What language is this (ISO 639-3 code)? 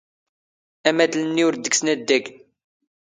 zgh